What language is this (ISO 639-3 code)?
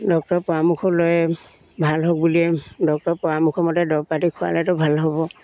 asm